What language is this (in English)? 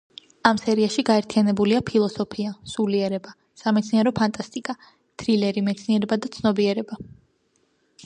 Georgian